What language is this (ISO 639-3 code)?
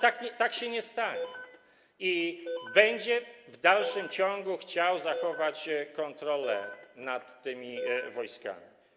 pol